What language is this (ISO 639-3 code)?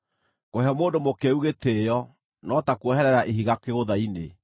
kik